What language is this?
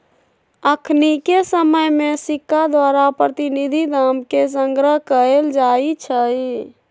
Magahi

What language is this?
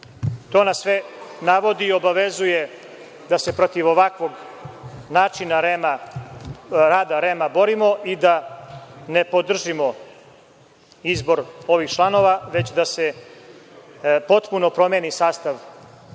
Serbian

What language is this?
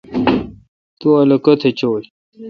Kalkoti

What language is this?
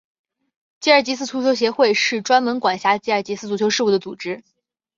Chinese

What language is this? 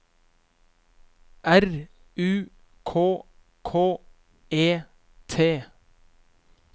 Norwegian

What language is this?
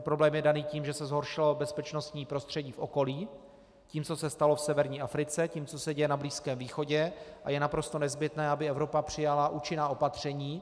Czech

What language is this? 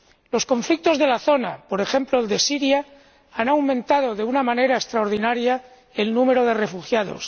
Spanish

